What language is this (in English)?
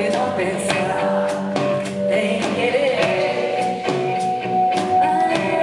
Portuguese